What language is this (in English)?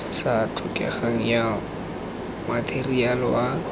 Tswana